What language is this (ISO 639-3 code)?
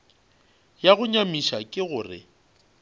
nso